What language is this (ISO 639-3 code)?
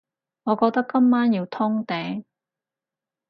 yue